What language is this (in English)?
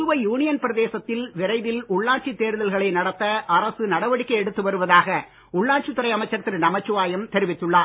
Tamil